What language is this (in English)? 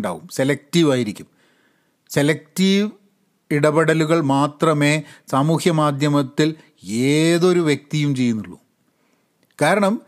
Malayalam